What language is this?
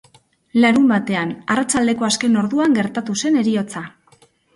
Basque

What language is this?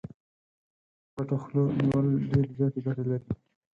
Pashto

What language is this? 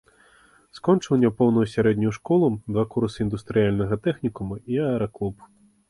Belarusian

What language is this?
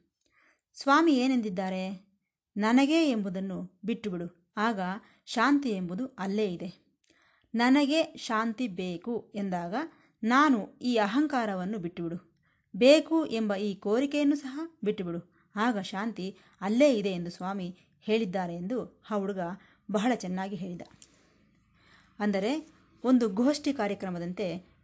Kannada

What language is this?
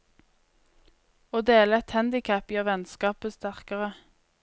Norwegian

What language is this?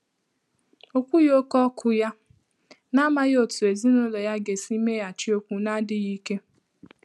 Igbo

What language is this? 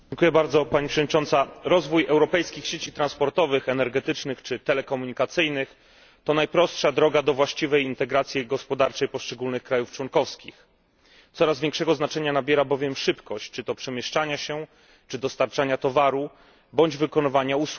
Polish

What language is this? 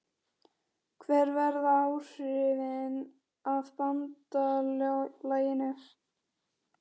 Icelandic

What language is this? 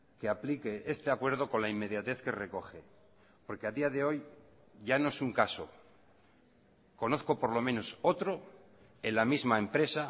Spanish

